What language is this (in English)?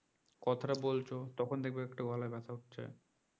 Bangla